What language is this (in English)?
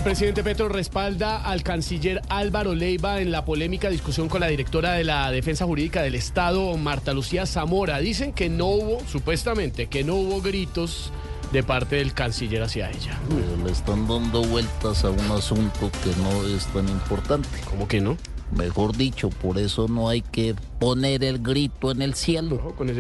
Spanish